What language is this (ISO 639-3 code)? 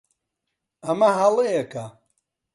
ckb